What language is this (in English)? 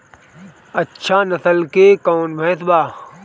Bhojpuri